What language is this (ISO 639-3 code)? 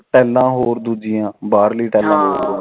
pan